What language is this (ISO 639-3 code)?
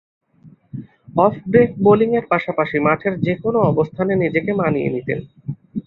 ben